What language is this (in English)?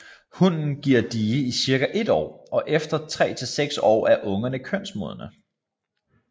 Danish